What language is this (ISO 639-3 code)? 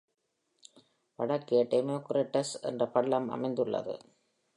tam